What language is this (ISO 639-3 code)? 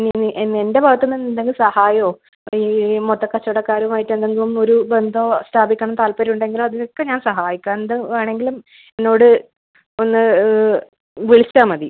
mal